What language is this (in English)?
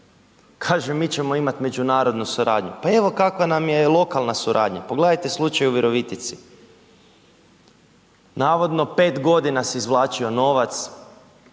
Croatian